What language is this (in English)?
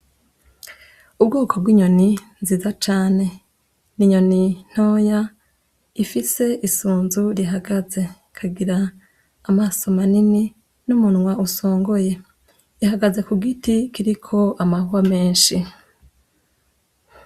Rundi